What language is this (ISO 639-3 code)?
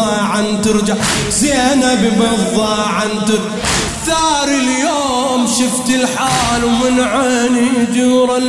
ara